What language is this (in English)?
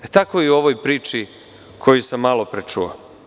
Serbian